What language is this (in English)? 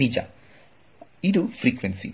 Kannada